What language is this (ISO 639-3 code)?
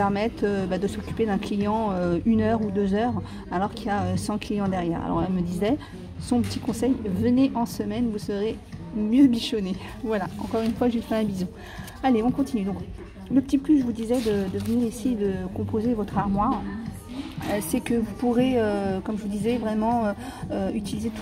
fra